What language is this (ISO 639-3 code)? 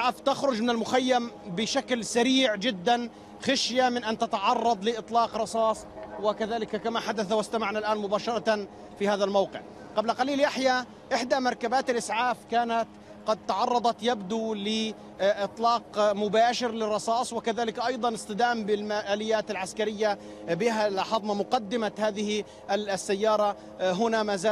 ara